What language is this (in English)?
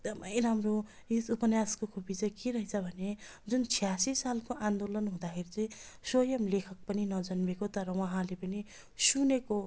Nepali